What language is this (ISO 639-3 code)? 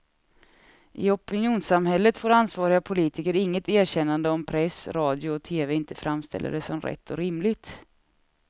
swe